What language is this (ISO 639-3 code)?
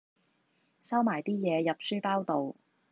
yue